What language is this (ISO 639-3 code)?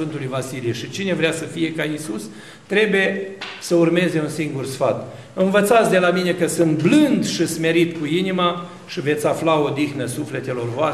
ron